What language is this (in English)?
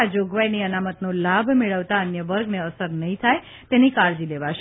Gujarati